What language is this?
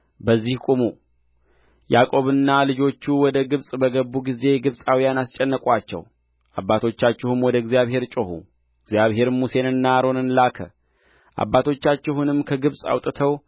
Amharic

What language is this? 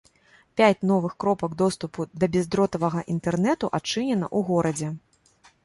Belarusian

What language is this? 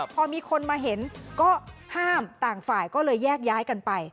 Thai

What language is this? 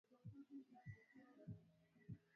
Swahili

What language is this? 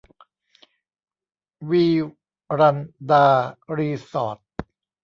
Thai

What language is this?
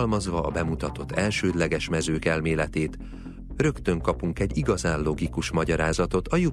Hungarian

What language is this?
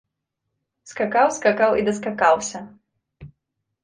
Belarusian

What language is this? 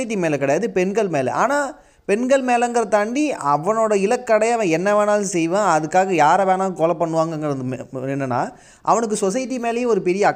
Tamil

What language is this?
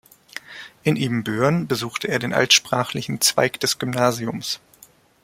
German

